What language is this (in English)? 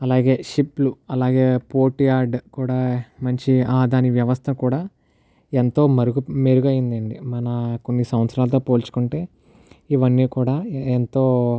Telugu